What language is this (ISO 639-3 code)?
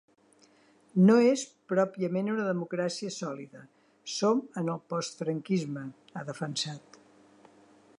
cat